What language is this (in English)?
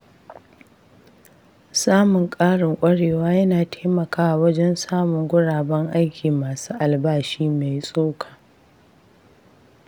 Hausa